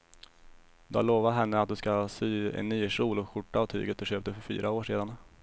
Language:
Swedish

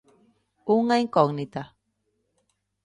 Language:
Galician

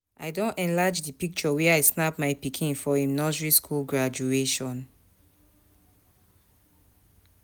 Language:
Nigerian Pidgin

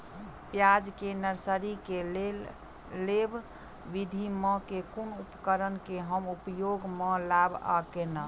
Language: Maithili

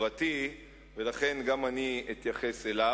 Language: Hebrew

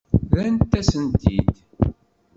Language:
Kabyle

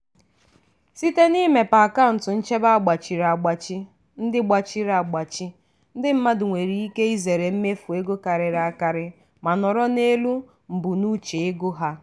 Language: Igbo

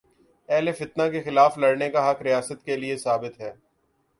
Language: Urdu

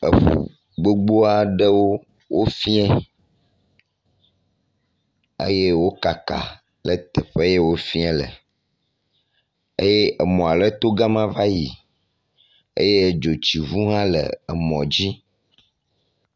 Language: Ewe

